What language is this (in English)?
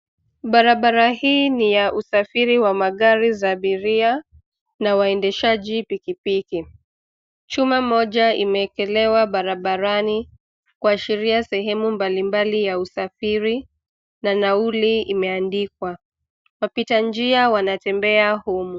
Swahili